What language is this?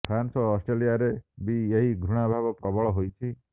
Odia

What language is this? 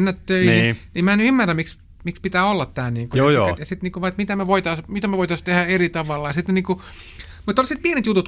Finnish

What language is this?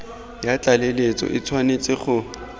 Tswana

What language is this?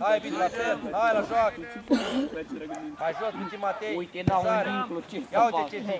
Romanian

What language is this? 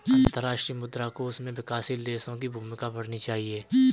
Hindi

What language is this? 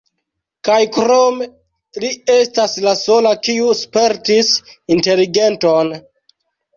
Esperanto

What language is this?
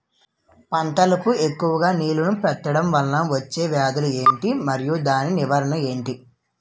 Telugu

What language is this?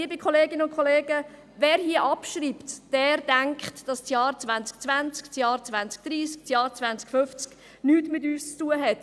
Swiss German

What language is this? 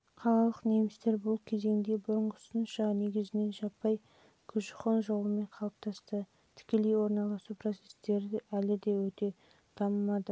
Kazakh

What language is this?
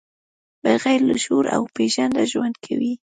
Pashto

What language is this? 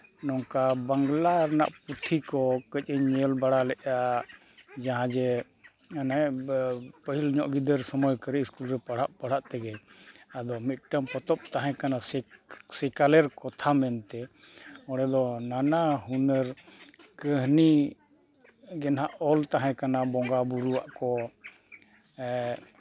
Santali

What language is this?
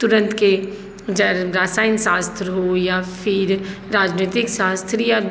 Maithili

